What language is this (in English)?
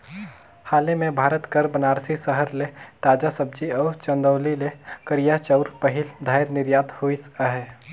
Chhattisgarhi